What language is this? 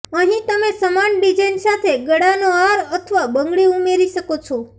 Gujarati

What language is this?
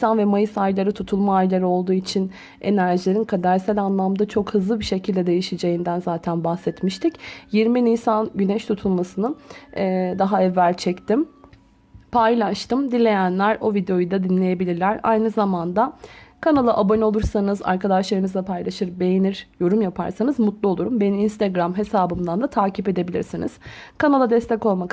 Turkish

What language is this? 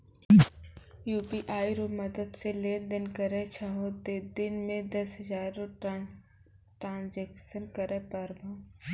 Maithili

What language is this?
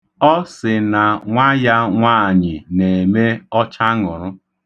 Igbo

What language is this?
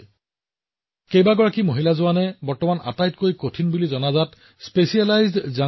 Assamese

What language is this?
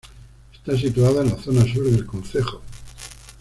Spanish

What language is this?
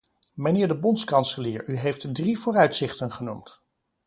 Dutch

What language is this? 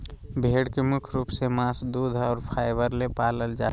Magahi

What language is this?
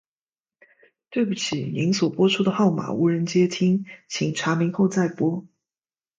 Chinese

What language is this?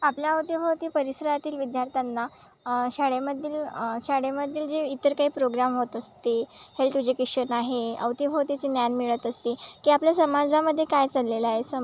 Marathi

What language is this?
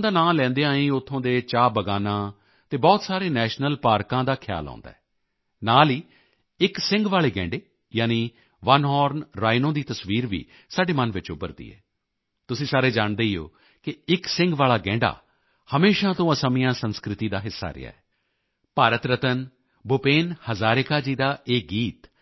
Punjabi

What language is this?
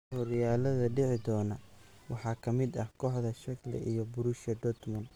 Somali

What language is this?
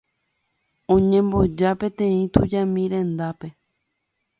Guarani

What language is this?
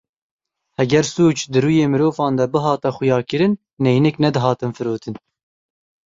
Kurdish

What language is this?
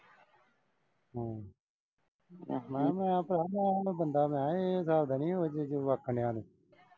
Punjabi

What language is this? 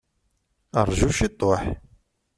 Kabyle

